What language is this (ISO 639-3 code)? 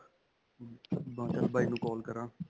pan